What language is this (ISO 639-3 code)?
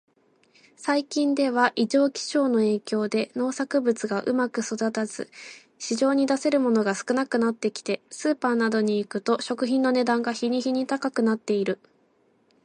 jpn